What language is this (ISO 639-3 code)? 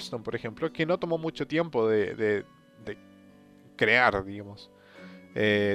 spa